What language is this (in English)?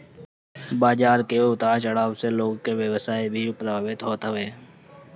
Bhojpuri